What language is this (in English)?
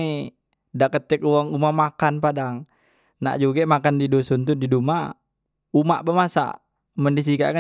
Musi